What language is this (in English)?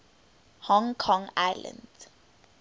English